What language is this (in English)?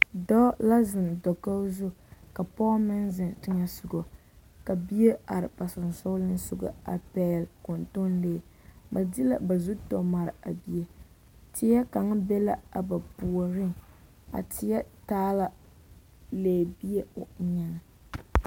Southern Dagaare